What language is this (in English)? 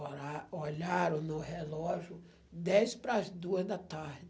Portuguese